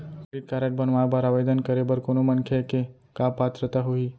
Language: Chhattisgarhi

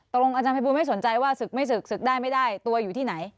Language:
Thai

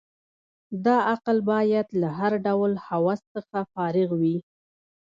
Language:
Pashto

